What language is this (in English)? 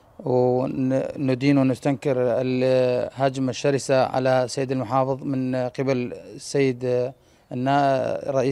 Arabic